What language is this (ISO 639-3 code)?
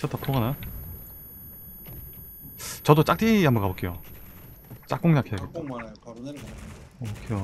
kor